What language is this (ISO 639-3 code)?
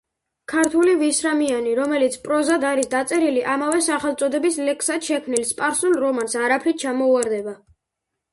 kat